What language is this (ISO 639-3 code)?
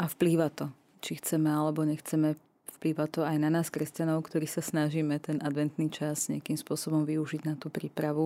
slk